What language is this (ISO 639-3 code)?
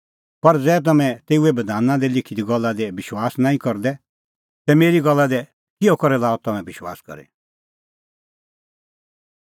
kfx